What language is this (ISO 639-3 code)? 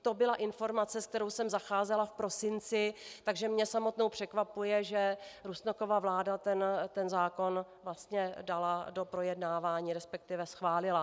ces